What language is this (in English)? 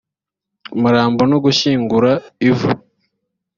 Kinyarwanda